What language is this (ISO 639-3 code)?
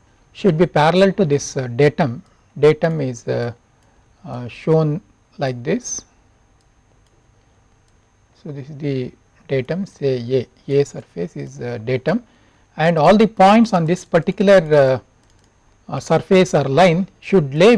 eng